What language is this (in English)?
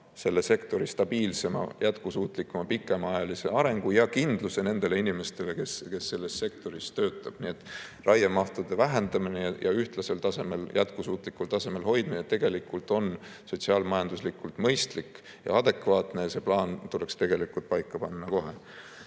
Estonian